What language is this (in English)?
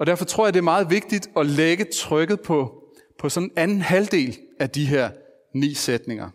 Danish